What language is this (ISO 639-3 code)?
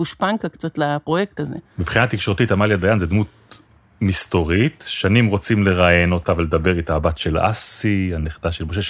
heb